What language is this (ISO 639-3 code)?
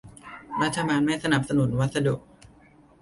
tha